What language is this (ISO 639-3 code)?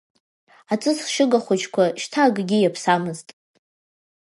abk